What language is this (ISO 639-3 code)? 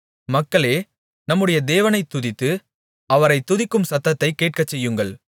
tam